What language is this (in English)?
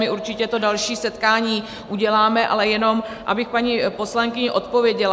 Czech